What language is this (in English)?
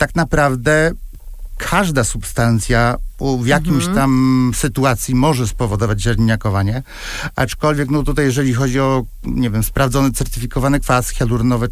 Polish